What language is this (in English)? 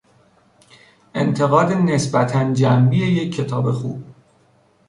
Persian